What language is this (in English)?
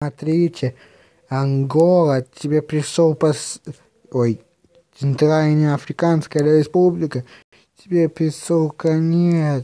Russian